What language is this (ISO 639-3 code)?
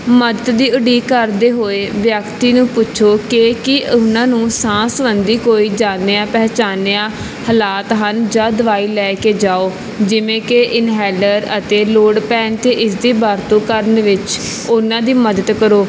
pan